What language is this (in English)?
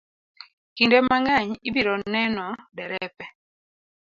Luo (Kenya and Tanzania)